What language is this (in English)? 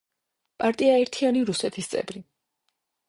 Georgian